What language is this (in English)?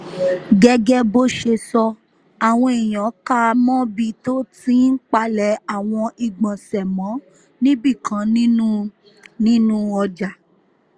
Yoruba